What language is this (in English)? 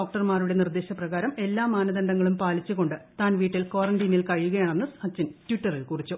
Malayalam